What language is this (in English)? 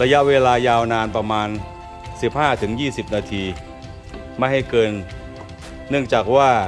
Thai